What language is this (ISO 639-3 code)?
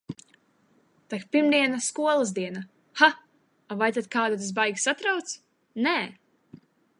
lav